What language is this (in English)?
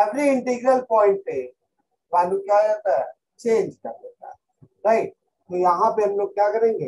Hindi